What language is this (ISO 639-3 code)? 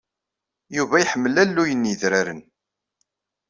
kab